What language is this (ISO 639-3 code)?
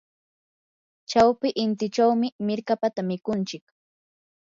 qur